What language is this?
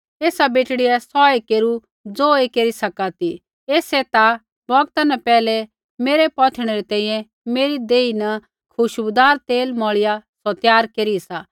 Kullu Pahari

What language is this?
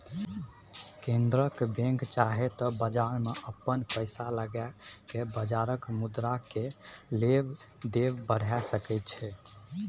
Maithili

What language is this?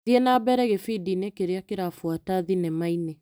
Kikuyu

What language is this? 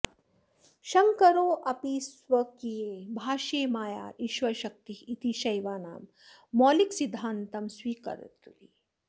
Sanskrit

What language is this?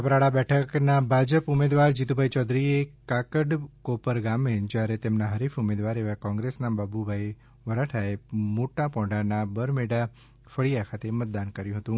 Gujarati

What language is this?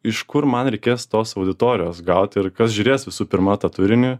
Lithuanian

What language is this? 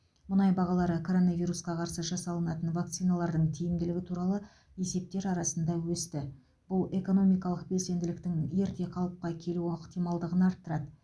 Kazakh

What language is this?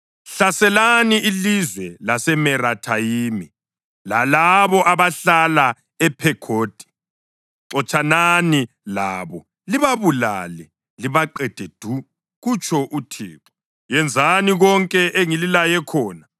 North Ndebele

